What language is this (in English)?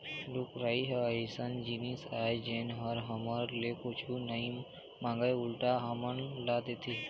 Chhattisgarhi